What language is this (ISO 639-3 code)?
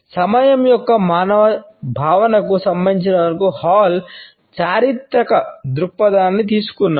tel